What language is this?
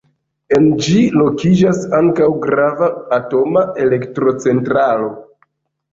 Esperanto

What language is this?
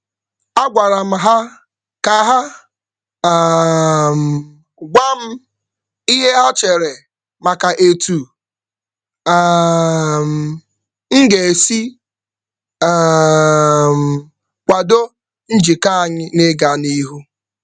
Igbo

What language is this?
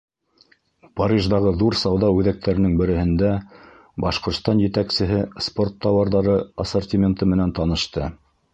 Bashkir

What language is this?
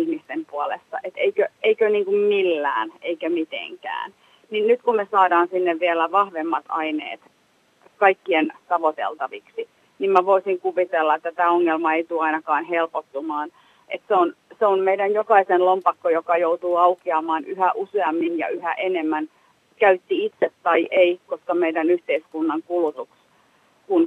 Finnish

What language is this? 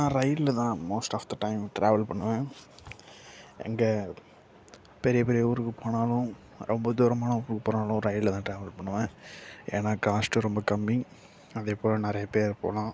Tamil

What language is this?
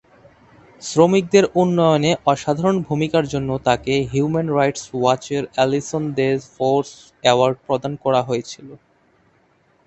Bangla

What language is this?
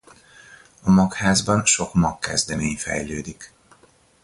Hungarian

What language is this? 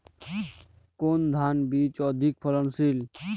Bangla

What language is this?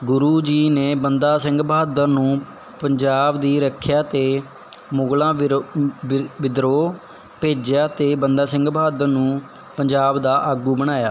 Punjabi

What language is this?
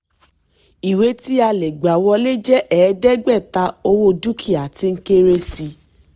Yoruba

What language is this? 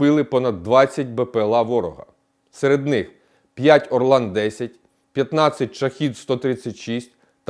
Ukrainian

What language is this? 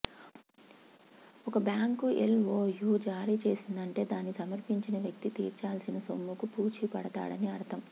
Telugu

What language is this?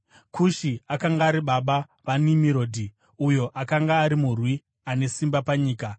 Shona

